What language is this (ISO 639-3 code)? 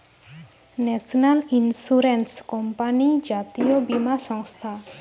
ben